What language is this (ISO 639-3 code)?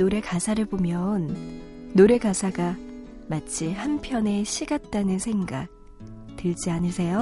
kor